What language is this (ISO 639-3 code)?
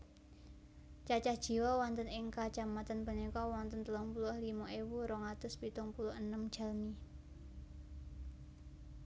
jav